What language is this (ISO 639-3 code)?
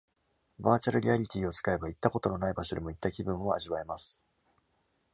jpn